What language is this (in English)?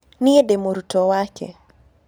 Kikuyu